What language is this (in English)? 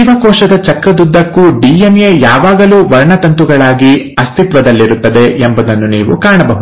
Kannada